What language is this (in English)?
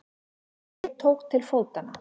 Icelandic